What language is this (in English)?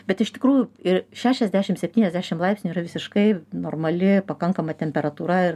Lithuanian